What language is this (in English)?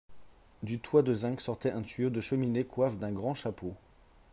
French